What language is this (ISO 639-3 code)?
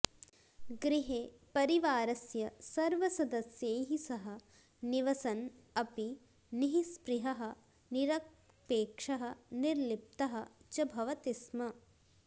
san